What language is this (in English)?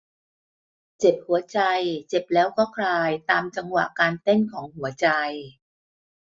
Thai